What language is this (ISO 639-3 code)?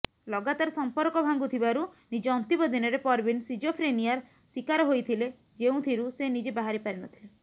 ori